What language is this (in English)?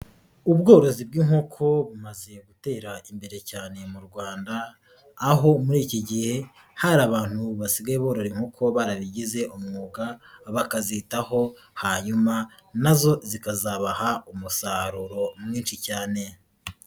Kinyarwanda